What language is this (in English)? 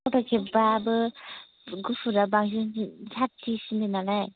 Bodo